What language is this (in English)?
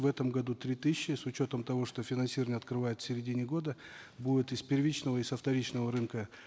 Kazakh